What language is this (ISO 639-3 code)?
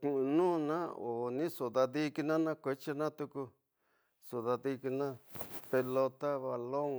mtx